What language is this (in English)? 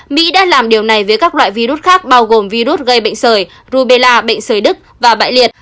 Vietnamese